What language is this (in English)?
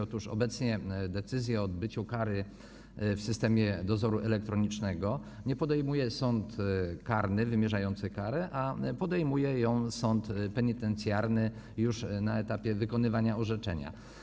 Polish